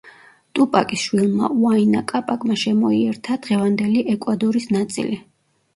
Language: Georgian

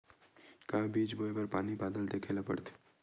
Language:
Chhattisgarhi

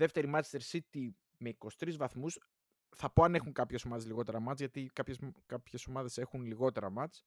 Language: Greek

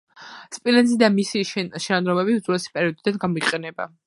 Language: Georgian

